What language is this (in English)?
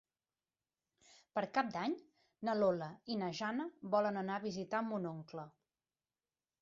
Catalan